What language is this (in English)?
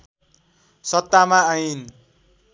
Nepali